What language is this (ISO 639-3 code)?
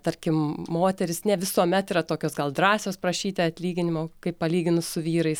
lit